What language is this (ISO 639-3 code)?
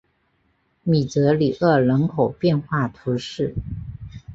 zho